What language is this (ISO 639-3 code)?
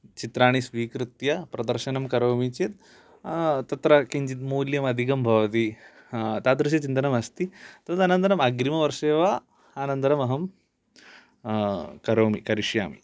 san